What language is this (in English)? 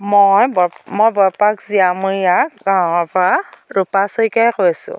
Assamese